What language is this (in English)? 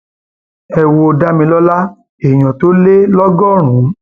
Yoruba